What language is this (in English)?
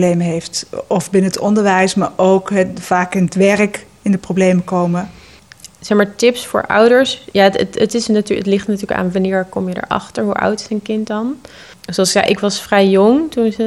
Dutch